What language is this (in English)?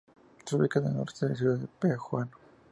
Spanish